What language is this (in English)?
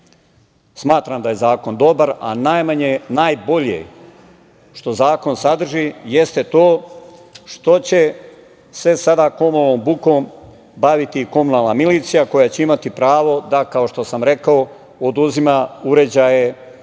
Serbian